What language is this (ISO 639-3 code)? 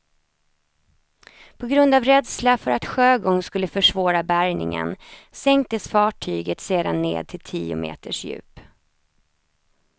swe